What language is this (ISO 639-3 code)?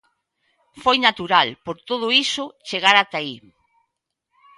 glg